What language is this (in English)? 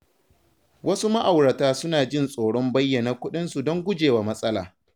Hausa